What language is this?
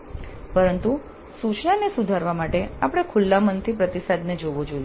Gujarati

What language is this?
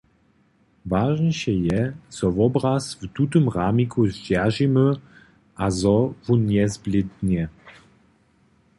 Upper Sorbian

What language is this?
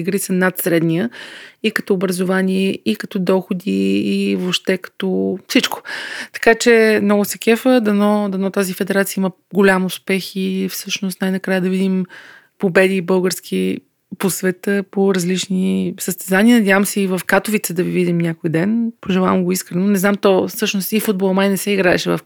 Bulgarian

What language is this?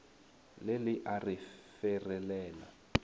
Northern Sotho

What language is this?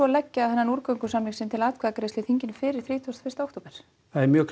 Icelandic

